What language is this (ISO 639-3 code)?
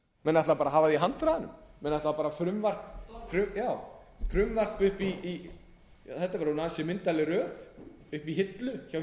isl